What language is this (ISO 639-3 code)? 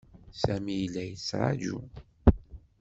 kab